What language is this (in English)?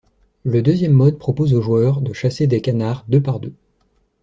French